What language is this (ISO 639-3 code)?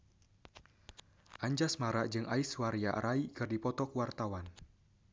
sun